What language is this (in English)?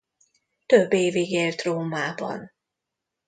Hungarian